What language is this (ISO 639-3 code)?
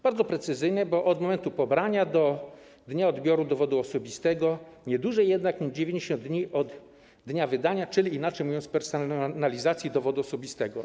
pol